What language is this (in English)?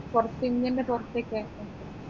Malayalam